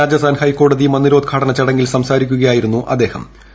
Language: Malayalam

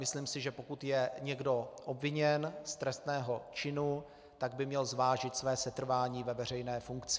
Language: Czech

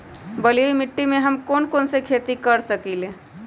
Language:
Magahi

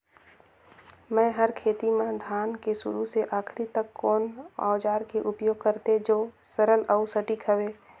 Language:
Chhattisgarhi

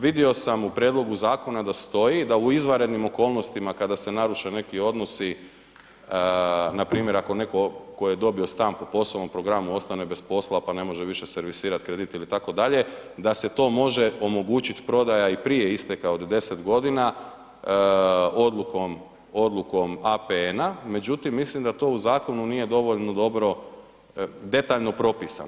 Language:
Croatian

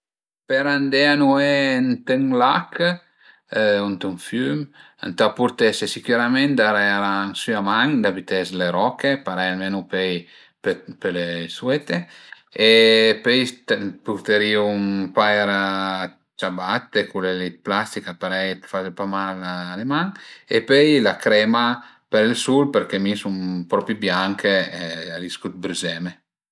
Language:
Piedmontese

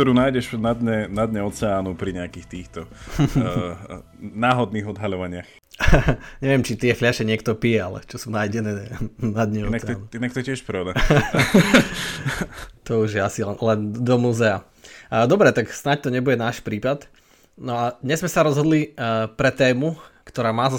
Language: Slovak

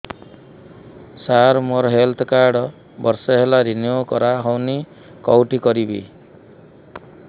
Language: Odia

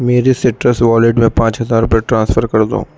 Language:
Urdu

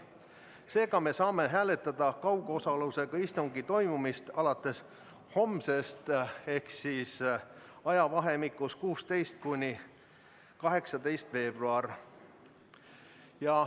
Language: Estonian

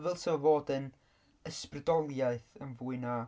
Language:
Welsh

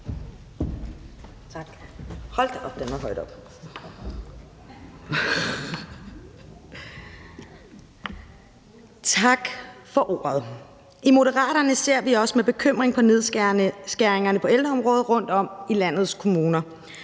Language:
Danish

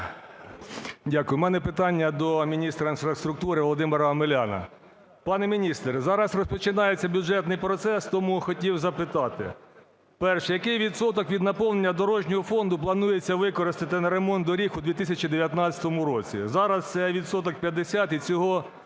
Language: Ukrainian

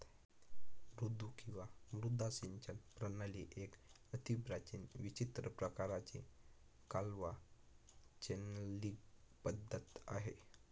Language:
Marathi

